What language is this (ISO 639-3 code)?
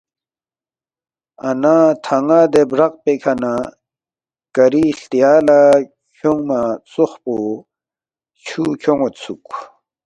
bft